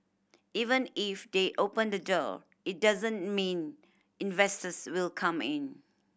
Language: English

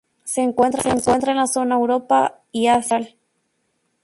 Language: Spanish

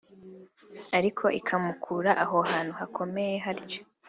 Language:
Kinyarwanda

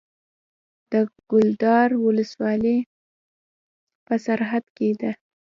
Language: Pashto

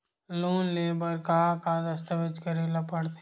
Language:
Chhattisgarhi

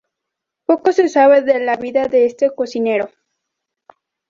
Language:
Spanish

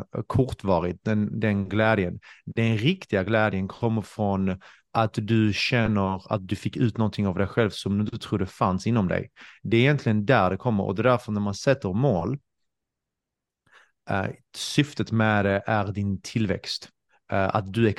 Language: Swedish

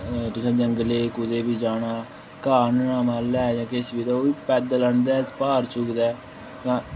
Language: Dogri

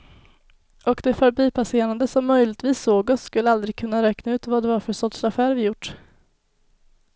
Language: Swedish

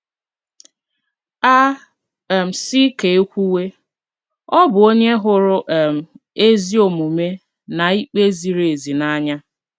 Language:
Igbo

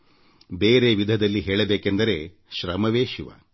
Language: Kannada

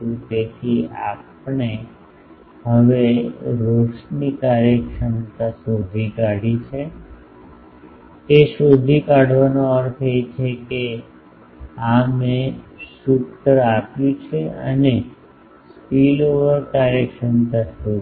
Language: Gujarati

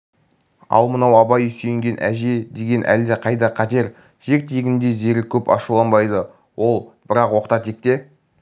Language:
Kazakh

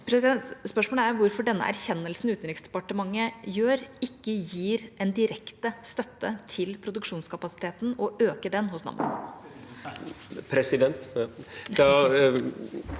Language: Norwegian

